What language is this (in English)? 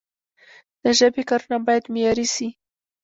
Pashto